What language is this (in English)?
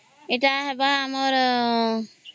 Odia